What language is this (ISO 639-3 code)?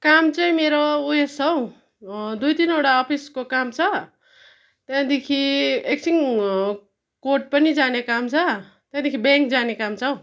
nep